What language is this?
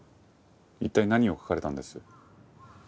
Japanese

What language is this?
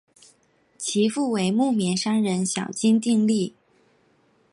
Chinese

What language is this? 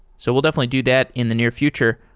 English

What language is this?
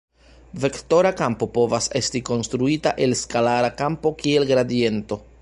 Esperanto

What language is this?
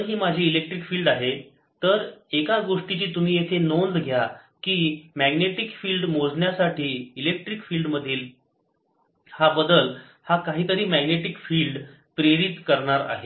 Marathi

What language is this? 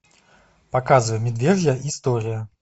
Russian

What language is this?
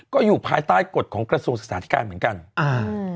Thai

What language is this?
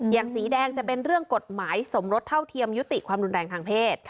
Thai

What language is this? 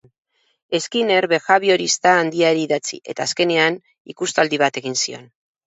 Basque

